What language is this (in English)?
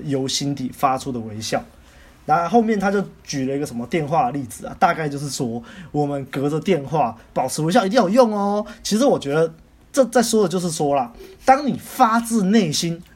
Chinese